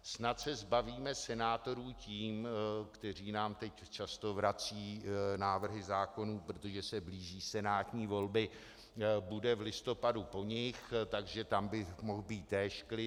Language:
Czech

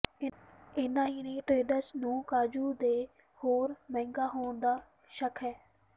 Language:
Punjabi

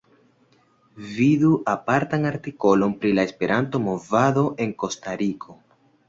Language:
Esperanto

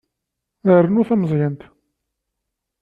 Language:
Kabyle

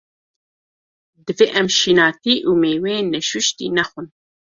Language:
Kurdish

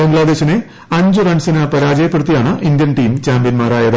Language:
Malayalam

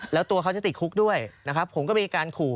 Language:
Thai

